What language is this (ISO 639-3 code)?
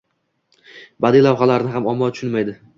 uzb